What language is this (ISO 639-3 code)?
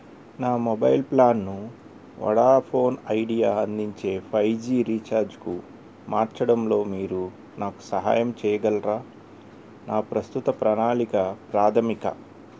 tel